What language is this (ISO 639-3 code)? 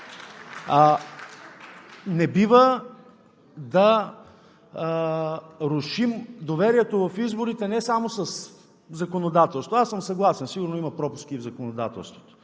bul